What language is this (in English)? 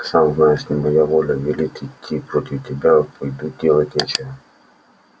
Russian